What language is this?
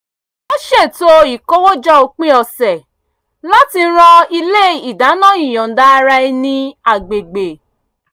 Yoruba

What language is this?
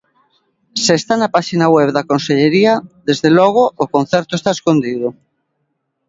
Galician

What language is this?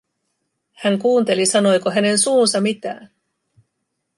Finnish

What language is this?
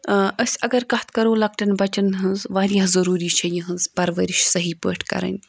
Kashmiri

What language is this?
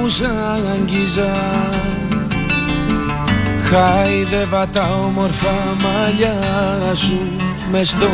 Greek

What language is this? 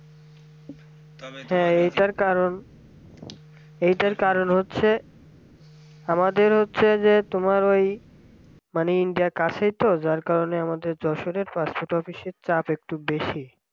Bangla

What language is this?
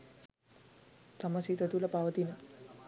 Sinhala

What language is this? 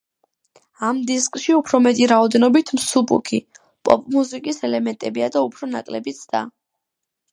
Georgian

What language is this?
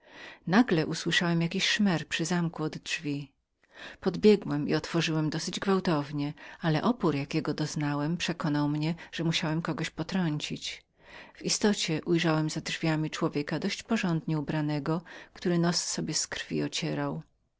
Polish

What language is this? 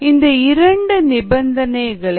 Tamil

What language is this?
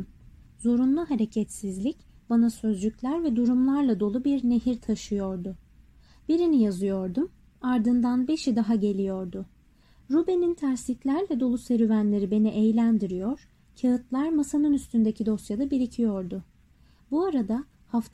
Turkish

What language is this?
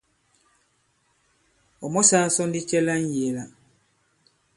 Bankon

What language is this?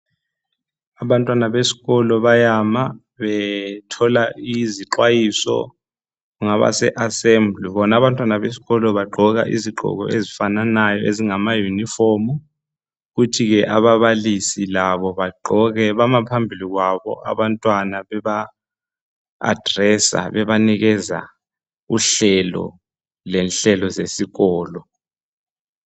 North Ndebele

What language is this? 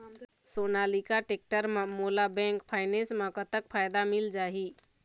Chhattisgarhi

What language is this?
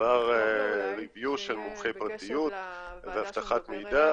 Hebrew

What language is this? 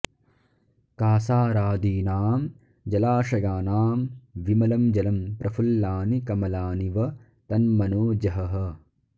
Sanskrit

